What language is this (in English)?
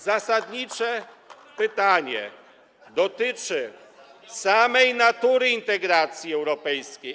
Polish